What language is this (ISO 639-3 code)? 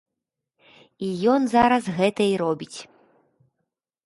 bel